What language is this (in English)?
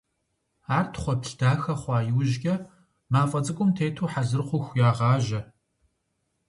Kabardian